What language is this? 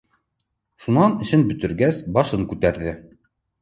Bashkir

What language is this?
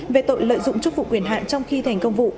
Vietnamese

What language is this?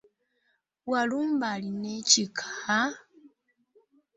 Ganda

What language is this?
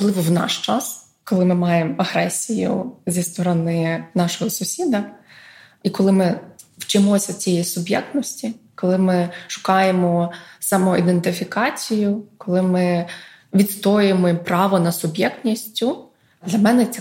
Ukrainian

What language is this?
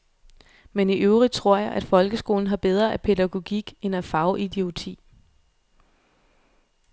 Danish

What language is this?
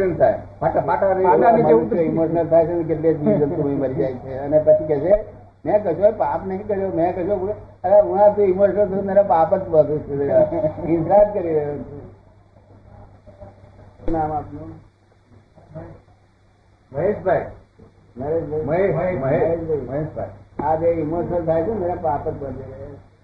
Gujarati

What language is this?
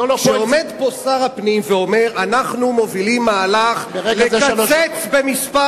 Hebrew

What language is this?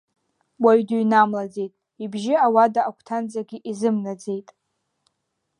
Abkhazian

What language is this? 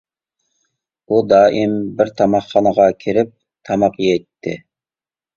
Uyghur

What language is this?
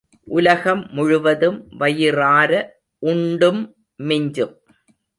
Tamil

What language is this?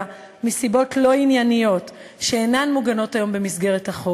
Hebrew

